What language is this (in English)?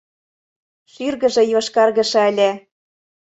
Mari